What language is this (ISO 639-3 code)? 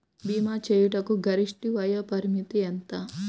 tel